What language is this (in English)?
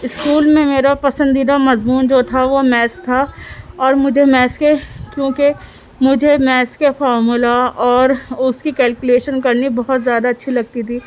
Urdu